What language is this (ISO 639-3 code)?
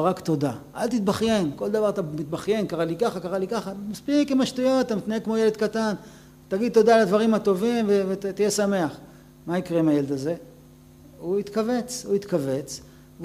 heb